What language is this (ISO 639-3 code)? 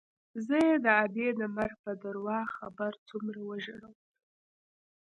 pus